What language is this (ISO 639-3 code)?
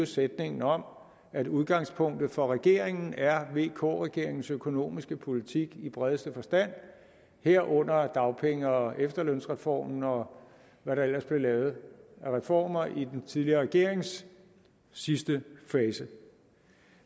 dan